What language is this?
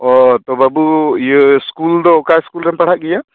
Santali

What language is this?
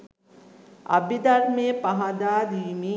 Sinhala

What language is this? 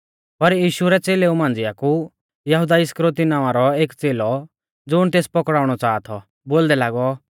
Mahasu Pahari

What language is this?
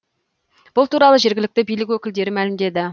Kazakh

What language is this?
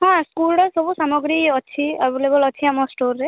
Odia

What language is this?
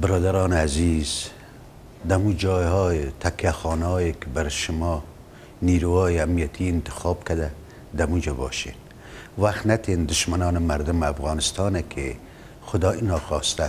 Persian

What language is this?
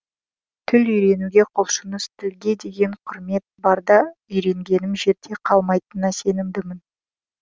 Kazakh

